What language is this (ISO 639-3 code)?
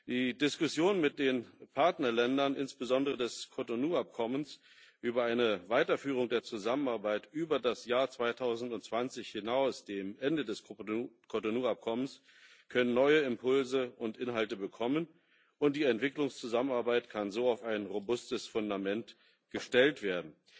deu